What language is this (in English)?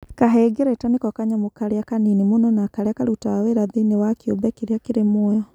Kikuyu